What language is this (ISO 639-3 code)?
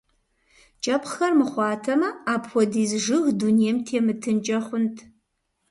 kbd